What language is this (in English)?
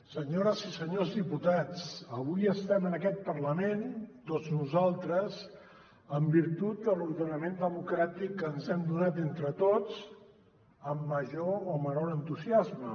Catalan